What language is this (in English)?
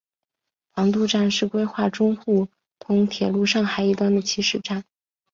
Chinese